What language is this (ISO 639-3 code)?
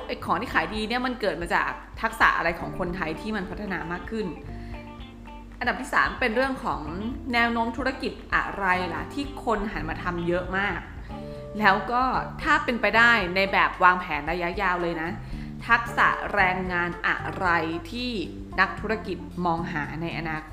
tha